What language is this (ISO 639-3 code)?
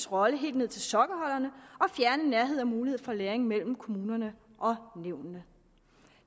dan